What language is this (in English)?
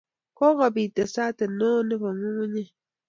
Kalenjin